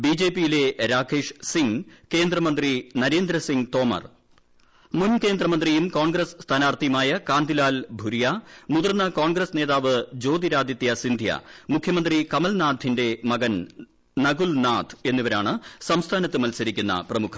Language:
Malayalam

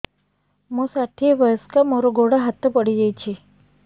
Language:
Odia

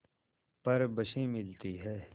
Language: Hindi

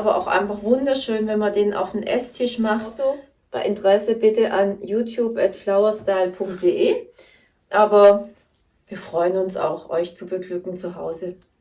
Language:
German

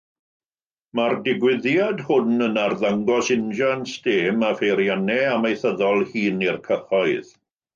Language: Welsh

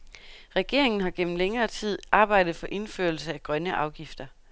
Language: Danish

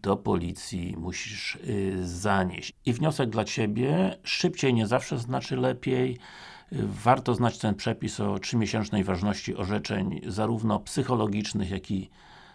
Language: Polish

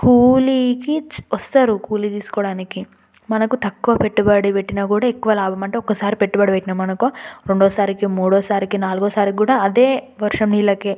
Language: Telugu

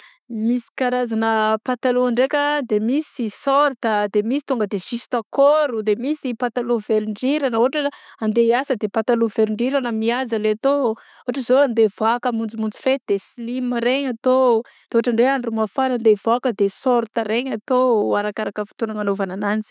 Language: Southern Betsimisaraka Malagasy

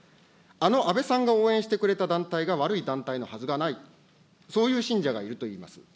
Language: Japanese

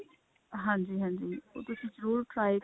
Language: Punjabi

